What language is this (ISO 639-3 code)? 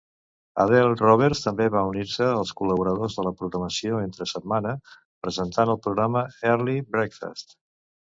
cat